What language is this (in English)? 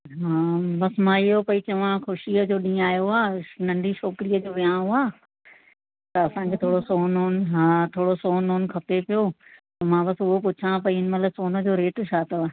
Sindhi